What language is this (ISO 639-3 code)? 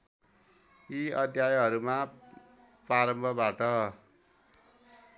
nep